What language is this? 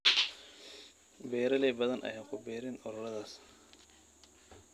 Somali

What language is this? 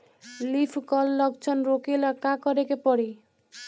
Bhojpuri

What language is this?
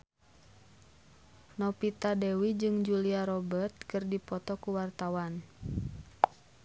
Sundanese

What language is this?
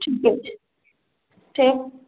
Maithili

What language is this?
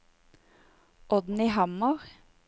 Norwegian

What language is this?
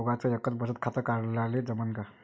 Marathi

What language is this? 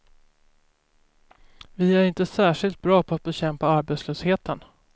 Swedish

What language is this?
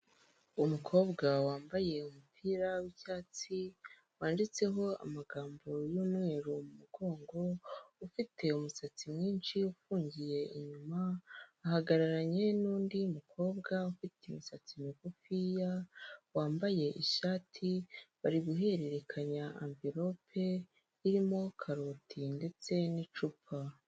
Kinyarwanda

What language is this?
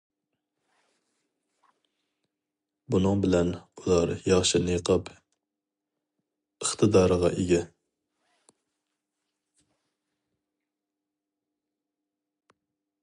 Uyghur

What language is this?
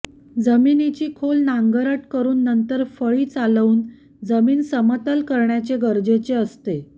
Marathi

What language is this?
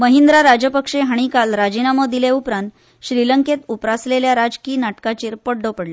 Konkani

